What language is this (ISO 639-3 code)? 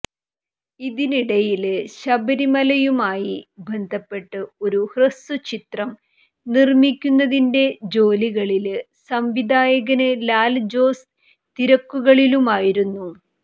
mal